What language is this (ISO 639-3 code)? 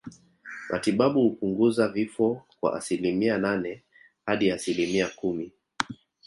swa